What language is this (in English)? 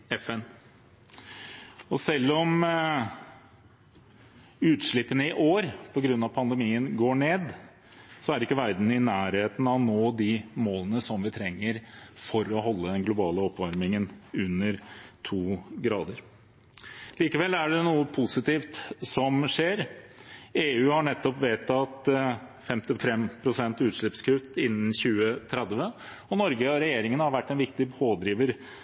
Norwegian Bokmål